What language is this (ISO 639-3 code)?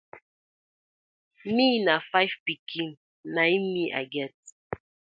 pcm